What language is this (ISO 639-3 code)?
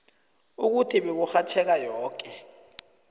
nbl